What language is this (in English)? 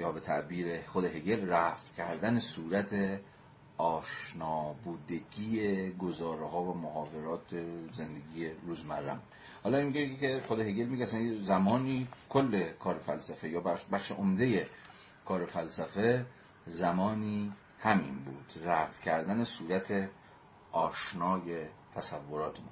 Persian